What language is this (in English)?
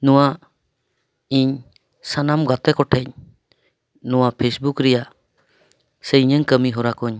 Santali